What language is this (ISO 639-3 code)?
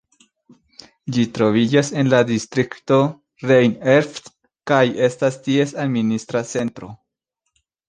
epo